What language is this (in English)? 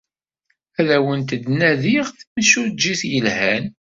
Kabyle